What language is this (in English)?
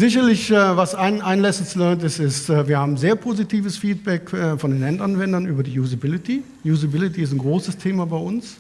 German